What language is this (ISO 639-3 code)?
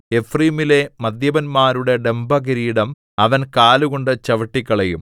mal